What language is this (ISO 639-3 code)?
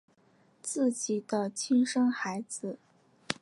zho